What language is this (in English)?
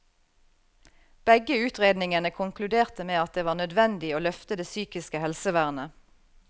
Norwegian